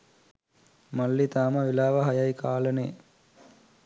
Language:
Sinhala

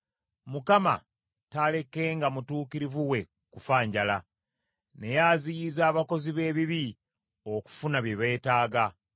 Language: Ganda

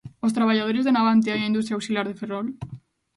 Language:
Galician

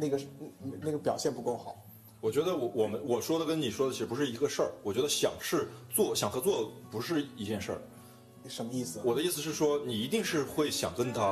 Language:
Chinese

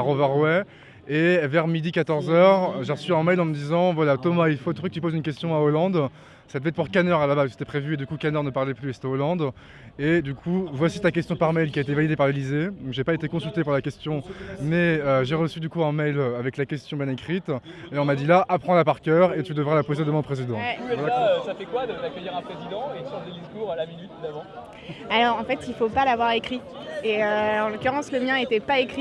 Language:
French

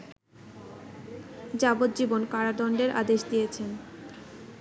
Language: Bangla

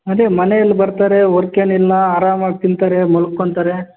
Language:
Kannada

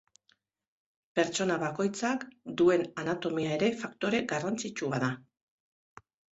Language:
Basque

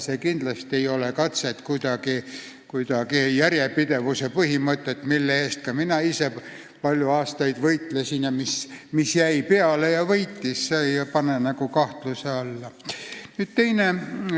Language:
Estonian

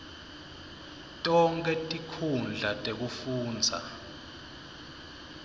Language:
Swati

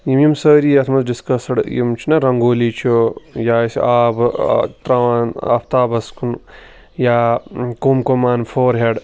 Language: Kashmiri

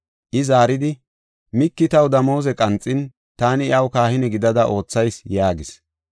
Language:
Gofa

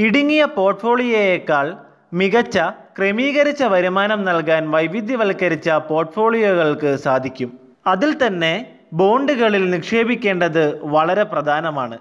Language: Malayalam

